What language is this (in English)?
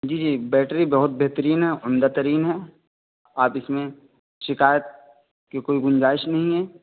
Urdu